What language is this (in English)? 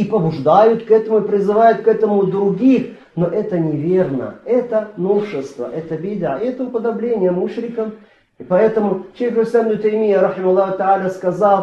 Russian